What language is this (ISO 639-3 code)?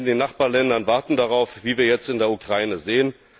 deu